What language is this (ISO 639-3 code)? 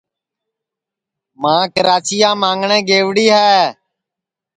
ssi